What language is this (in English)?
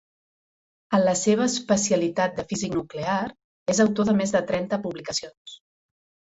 Catalan